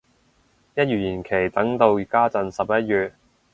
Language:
Cantonese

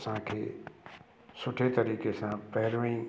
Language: Sindhi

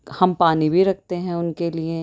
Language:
Urdu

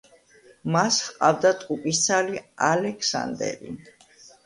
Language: Georgian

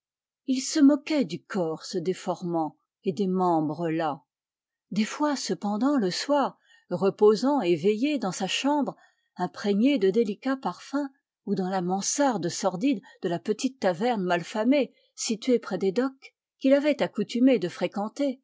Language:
French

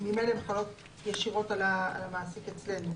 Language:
Hebrew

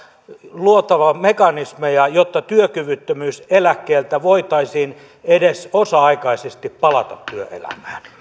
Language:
Finnish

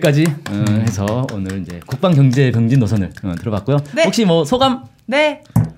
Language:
Korean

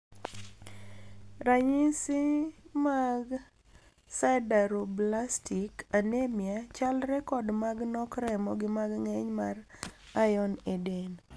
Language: Luo (Kenya and Tanzania)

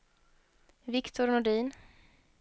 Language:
Swedish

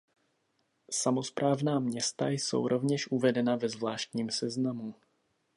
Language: Czech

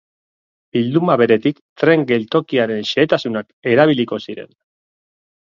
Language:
Basque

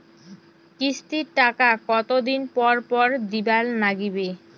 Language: Bangla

